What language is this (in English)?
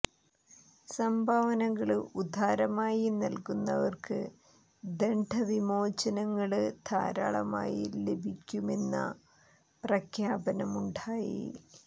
Malayalam